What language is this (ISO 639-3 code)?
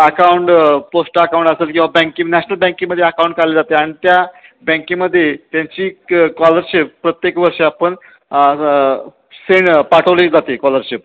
mar